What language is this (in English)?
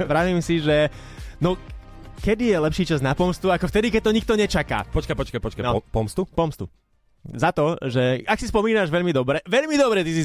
Slovak